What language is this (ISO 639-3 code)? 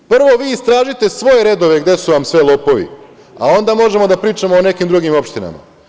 srp